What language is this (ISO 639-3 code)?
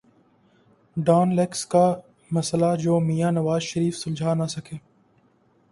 urd